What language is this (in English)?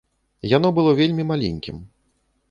Belarusian